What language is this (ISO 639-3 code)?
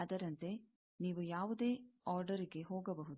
kan